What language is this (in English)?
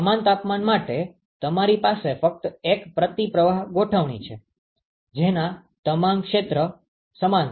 Gujarati